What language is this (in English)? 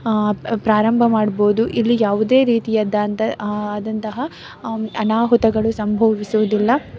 Kannada